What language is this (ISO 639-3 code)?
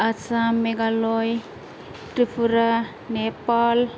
brx